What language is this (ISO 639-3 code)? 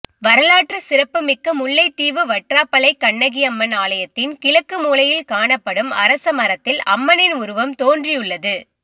tam